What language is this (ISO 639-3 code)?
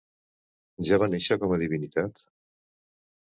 cat